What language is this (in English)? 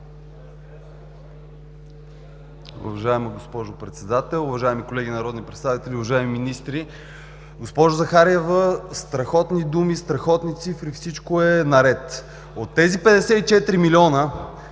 Bulgarian